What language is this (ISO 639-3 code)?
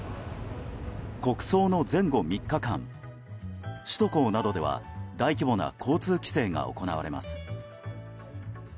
jpn